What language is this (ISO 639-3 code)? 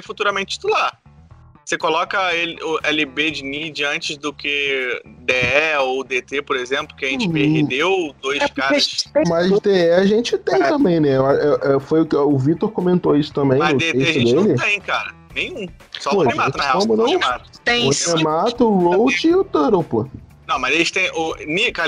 por